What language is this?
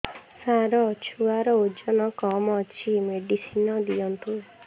Odia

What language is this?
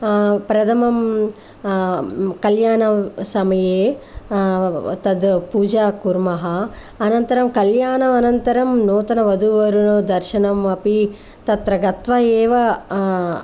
Sanskrit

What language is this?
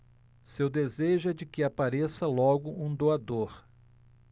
Portuguese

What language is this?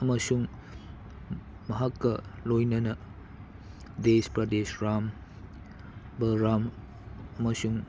Manipuri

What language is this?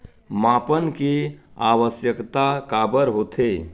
Chhattisgarhi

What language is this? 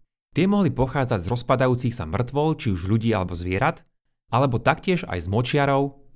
Slovak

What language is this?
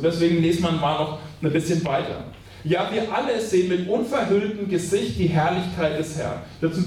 German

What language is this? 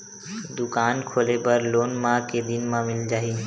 Chhattisgarhi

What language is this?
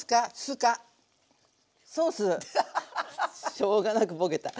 Japanese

